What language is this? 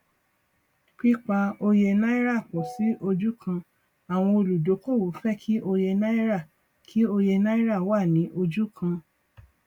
Yoruba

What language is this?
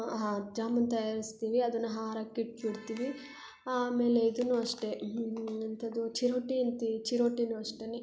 Kannada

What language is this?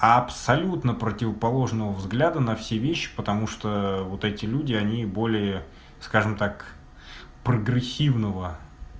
Russian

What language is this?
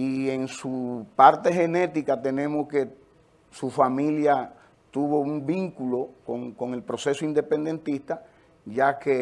Spanish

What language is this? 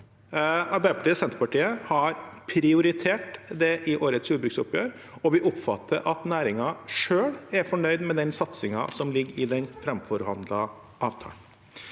Norwegian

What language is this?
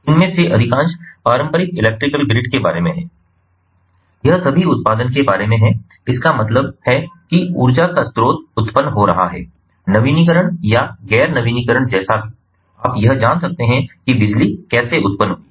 Hindi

